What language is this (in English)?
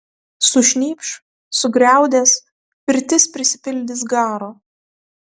Lithuanian